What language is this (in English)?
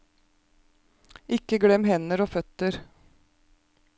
Norwegian